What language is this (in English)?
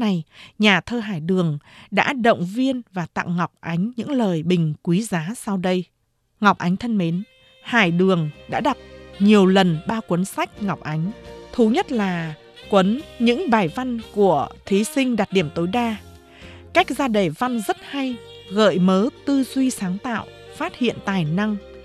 Vietnamese